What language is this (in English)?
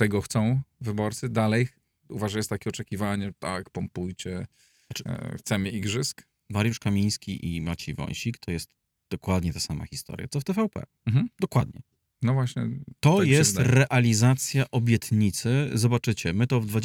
Polish